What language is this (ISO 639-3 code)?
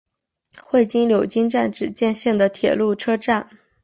zho